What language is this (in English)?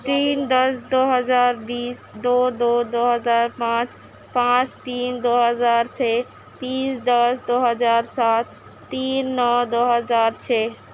Urdu